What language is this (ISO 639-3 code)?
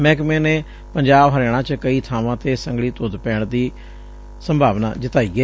pan